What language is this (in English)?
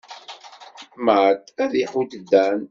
Kabyle